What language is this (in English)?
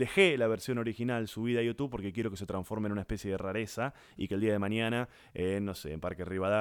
Spanish